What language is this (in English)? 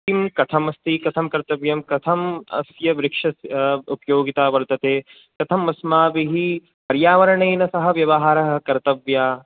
Sanskrit